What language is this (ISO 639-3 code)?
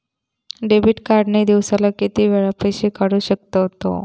mar